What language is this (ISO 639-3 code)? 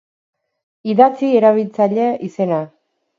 eus